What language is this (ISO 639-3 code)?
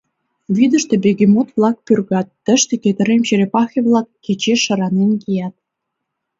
chm